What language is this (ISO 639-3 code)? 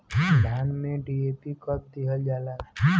bho